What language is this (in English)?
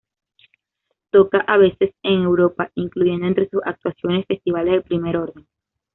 Spanish